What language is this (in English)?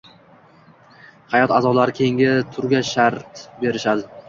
Uzbek